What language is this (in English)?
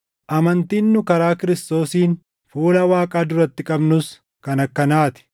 Oromo